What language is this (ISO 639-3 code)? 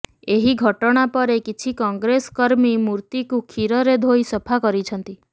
ori